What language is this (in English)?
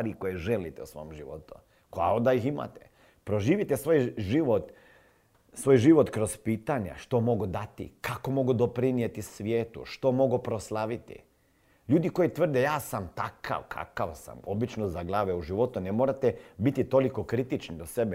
Croatian